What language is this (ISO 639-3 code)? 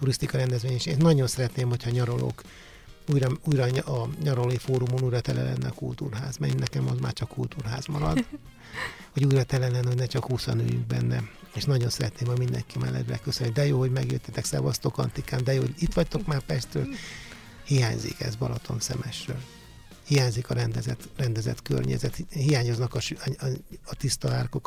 hun